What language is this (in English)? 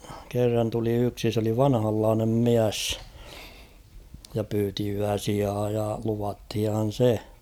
Finnish